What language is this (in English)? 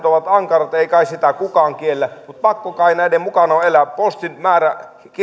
Finnish